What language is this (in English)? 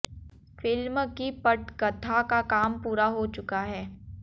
Hindi